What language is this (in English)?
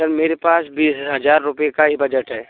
Hindi